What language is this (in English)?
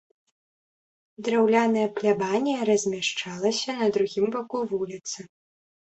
Belarusian